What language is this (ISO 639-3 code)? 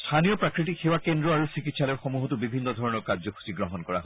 asm